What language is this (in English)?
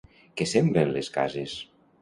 Catalan